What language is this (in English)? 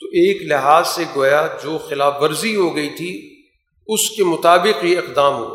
Urdu